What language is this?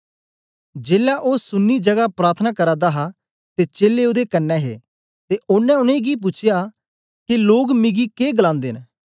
Dogri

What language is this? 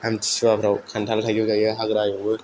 Bodo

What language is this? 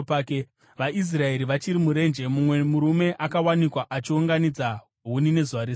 Shona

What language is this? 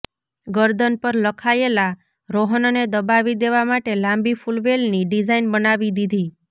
Gujarati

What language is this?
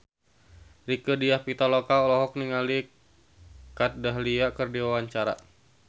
Sundanese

